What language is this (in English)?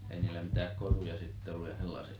Finnish